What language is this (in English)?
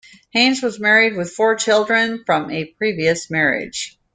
English